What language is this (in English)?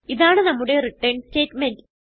Malayalam